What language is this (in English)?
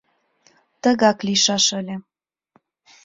Mari